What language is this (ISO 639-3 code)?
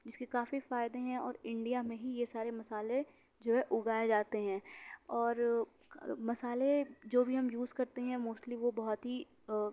urd